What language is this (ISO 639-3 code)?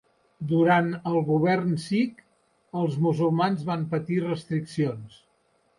cat